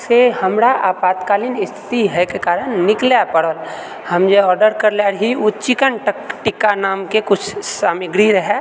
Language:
Maithili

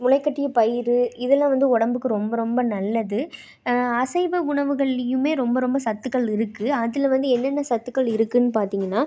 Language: Tamil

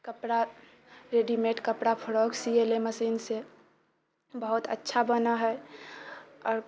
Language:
Maithili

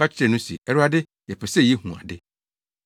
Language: Akan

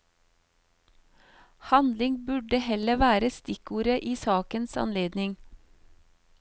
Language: Norwegian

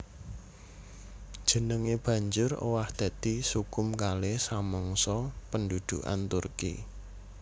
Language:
Javanese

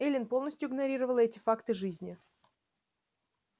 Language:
Russian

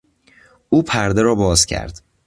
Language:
Persian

